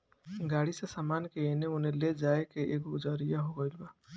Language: Bhojpuri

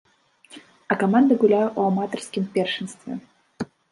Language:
Belarusian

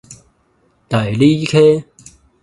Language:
Min Nan Chinese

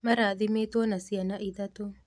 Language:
Kikuyu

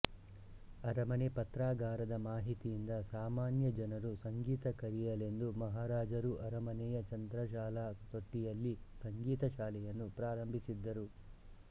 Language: Kannada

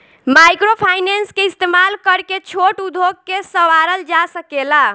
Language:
Bhojpuri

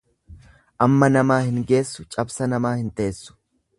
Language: Oromo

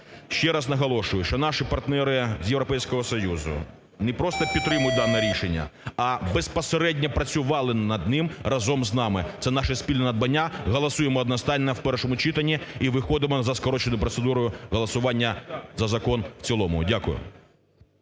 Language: Ukrainian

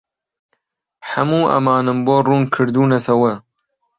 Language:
Central Kurdish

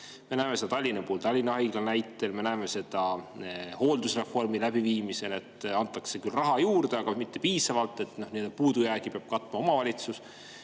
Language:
Estonian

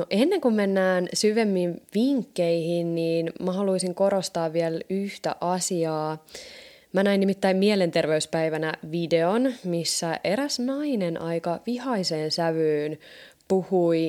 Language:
Finnish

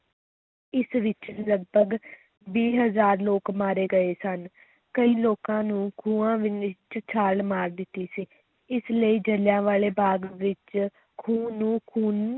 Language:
Punjabi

